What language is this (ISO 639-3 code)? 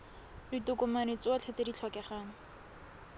tsn